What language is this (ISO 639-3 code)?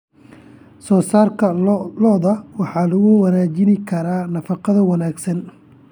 som